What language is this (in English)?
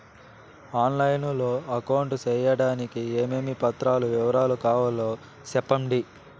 Telugu